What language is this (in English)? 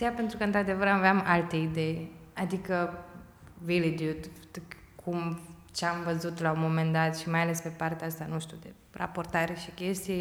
Romanian